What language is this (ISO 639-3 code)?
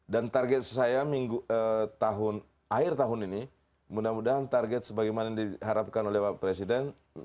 ind